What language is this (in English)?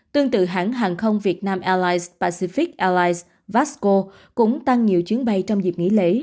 Vietnamese